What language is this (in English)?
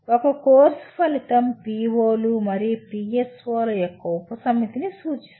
Telugu